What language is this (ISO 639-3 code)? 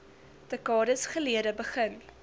afr